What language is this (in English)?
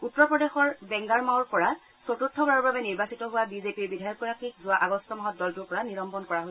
Assamese